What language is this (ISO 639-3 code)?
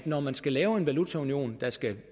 dan